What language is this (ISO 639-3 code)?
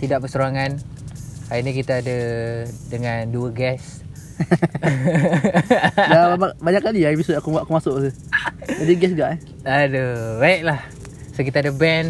msa